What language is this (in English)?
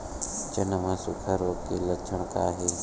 Chhattisgarhi